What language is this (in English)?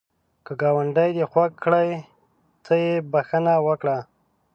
Pashto